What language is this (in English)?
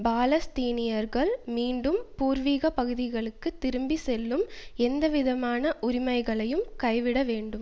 Tamil